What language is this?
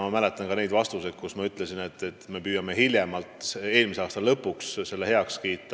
Estonian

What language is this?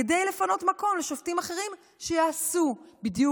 Hebrew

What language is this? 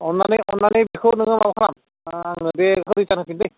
Bodo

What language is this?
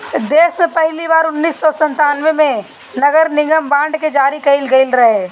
Bhojpuri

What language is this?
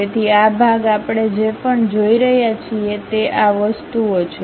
Gujarati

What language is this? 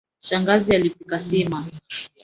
Swahili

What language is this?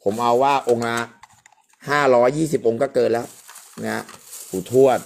Thai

